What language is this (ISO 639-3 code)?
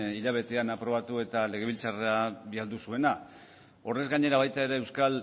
eus